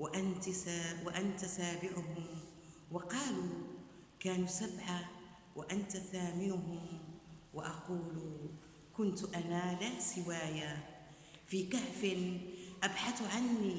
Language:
Arabic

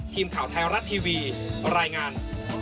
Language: Thai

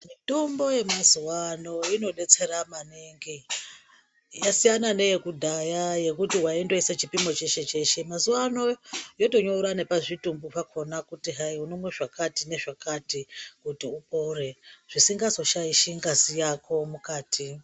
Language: Ndau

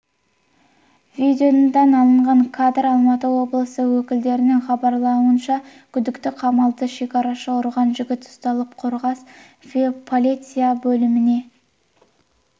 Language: Kazakh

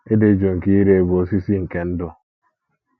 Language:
Igbo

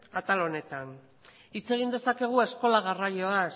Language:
Basque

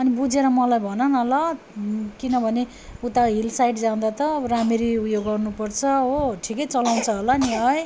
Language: Nepali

